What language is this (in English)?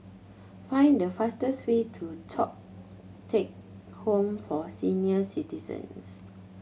English